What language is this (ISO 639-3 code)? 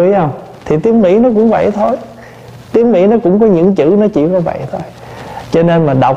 vie